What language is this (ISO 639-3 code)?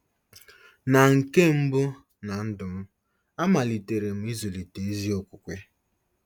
ibo